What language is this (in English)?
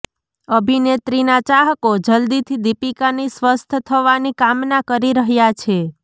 Gujarati